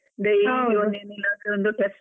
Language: Kannada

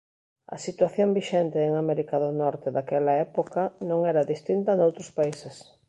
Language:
Galician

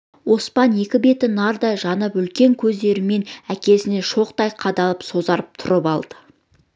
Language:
Kazakh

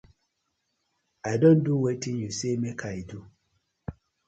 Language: Nigerian Pidgin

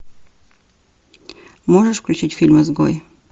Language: Russian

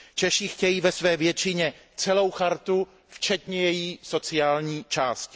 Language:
Czech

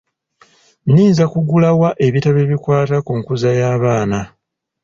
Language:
Ganda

